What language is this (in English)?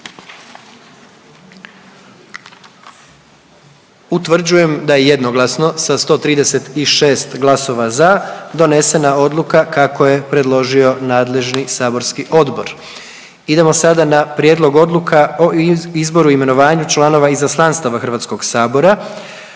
Croatian